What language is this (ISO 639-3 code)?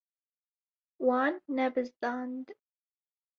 kur